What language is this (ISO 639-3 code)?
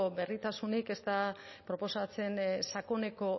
eus